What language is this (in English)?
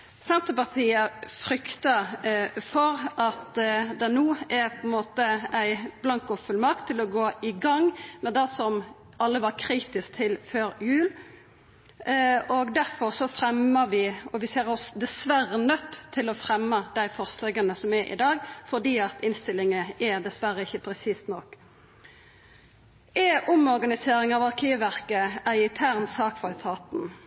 Norwegian Nynorsk